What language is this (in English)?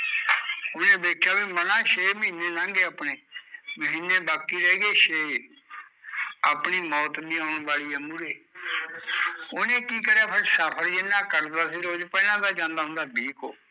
Punjabi